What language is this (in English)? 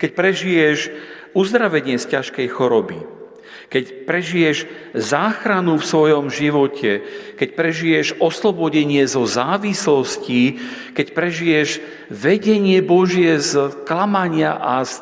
Slovak